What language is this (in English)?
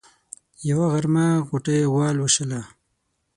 Pashto